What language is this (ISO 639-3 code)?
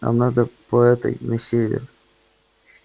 rus